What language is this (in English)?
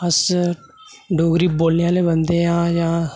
Dogri